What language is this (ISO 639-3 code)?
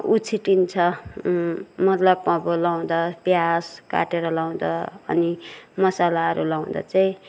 nep